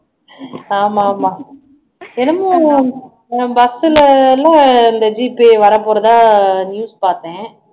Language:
Tamil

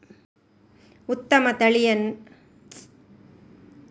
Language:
Kannada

